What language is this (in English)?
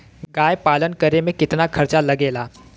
Bhojpuri